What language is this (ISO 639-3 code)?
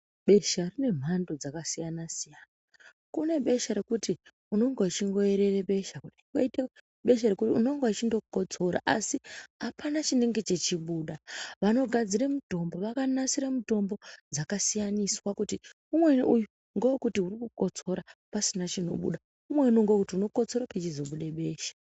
ndc